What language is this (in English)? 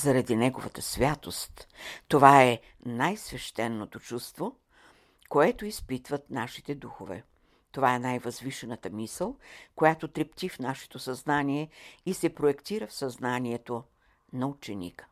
Bulgarian